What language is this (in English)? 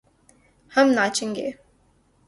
Urdu